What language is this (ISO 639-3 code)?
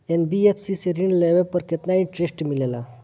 bho